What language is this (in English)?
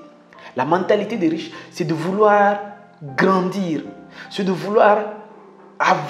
French